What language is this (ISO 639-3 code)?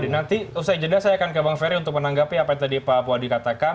ind